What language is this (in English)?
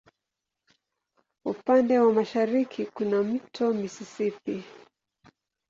Swahili